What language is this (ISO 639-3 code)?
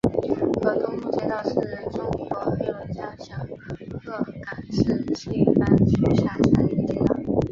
zho